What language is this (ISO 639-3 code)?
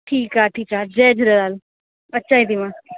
snd